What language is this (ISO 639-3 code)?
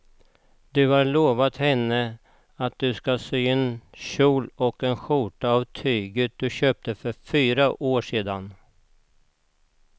swe